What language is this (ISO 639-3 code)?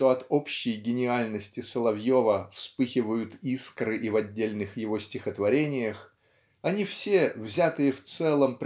rus